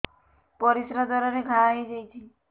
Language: Odia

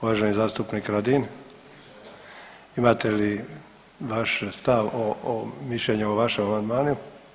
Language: Croatian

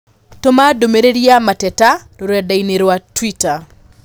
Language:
Kikuyu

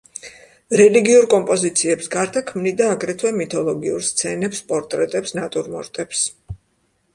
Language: Georgian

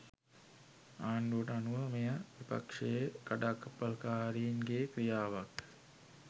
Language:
Sinhala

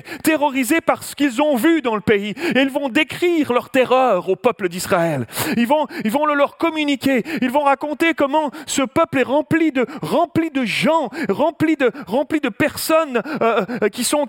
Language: French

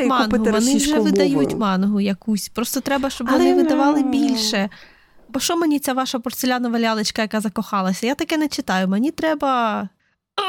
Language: Ukrainian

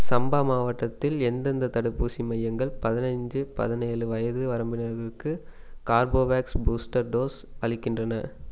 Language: Tamil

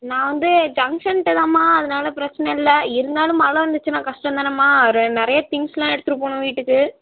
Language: Tamil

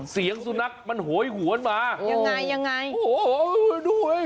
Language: Thai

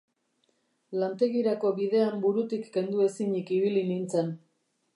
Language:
Basque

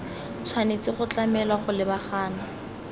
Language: Tswana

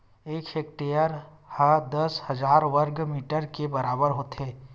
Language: Chhattisgarhi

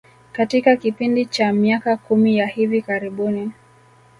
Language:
Swahili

